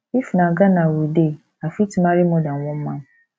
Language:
Nigerian Pidgin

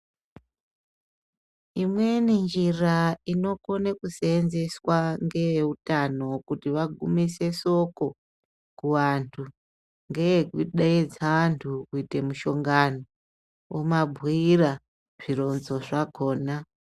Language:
Ndau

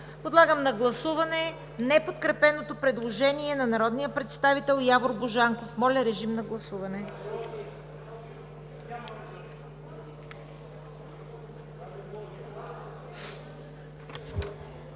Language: Bulgarian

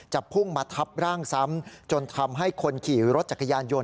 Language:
Thai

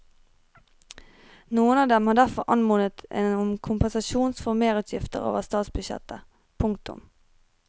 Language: Norwegian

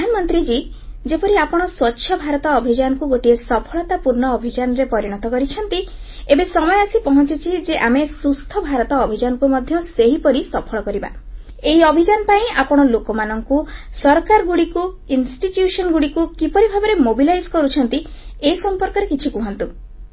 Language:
Odia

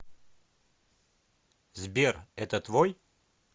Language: Russian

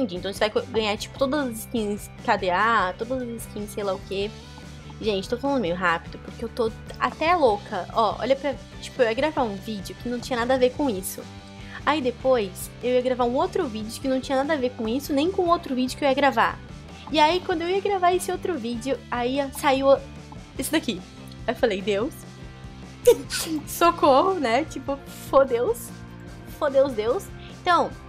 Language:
Portuguese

